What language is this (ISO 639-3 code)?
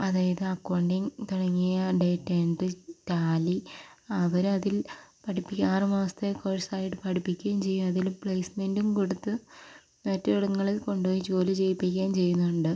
mal